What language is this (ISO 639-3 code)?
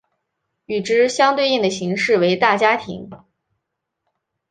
zho